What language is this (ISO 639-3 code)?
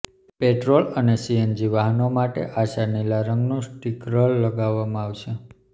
guj